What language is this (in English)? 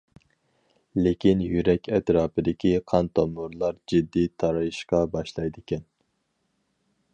Uyghur